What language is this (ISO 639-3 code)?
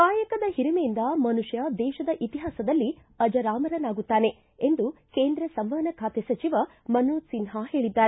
kan